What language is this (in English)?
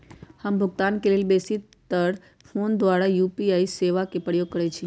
Magahi